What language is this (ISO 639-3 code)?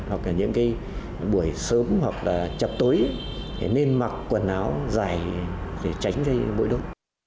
vie